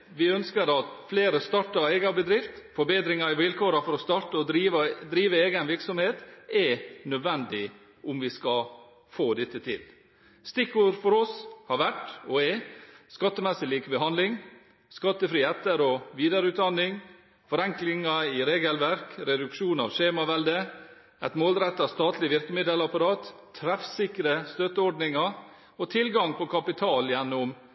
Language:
Norwegian Bokmål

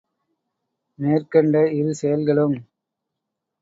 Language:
Tamil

